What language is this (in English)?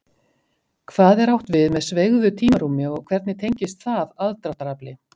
Icelandic